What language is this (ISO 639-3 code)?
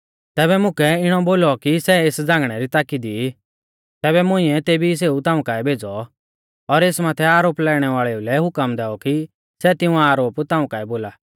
bfz